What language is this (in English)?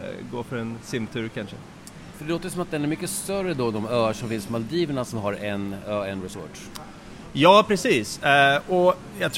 Swedish